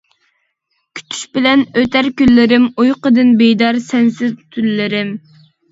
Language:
Uyghur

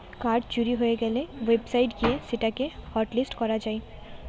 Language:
Bangla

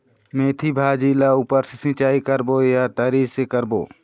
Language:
Chhattisgarhi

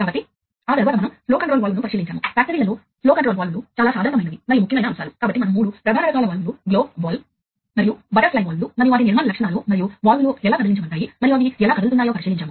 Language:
Telugu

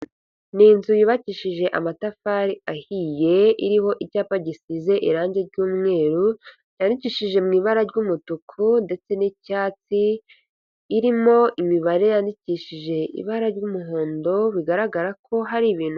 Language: Kinyarwanda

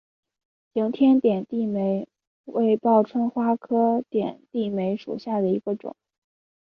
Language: Chinese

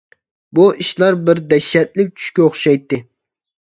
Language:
Uyghur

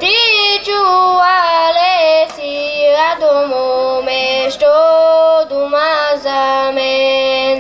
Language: Romanian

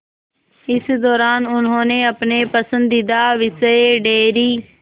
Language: Hindi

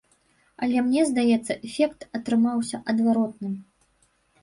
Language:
Belarusian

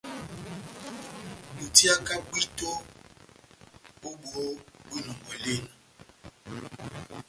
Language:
Batanga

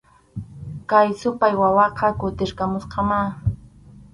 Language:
Arequipa-La Unión Quechua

